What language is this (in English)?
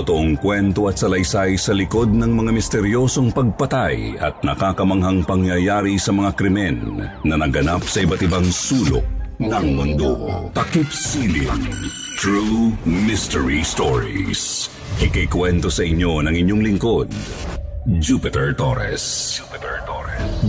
Filipino